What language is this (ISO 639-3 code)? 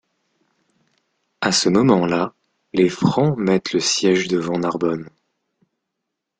fra